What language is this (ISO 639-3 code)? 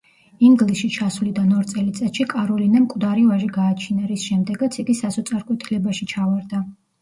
kat